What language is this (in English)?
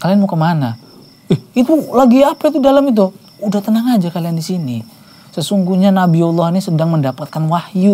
Indonesian